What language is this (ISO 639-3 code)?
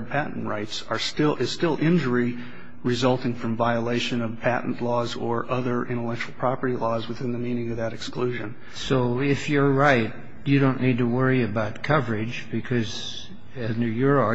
eng